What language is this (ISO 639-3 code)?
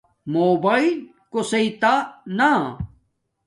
dmk